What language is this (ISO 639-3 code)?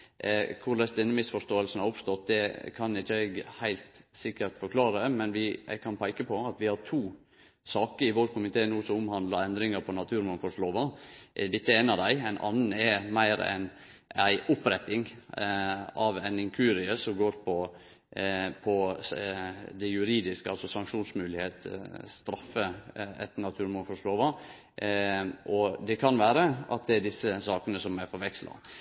nno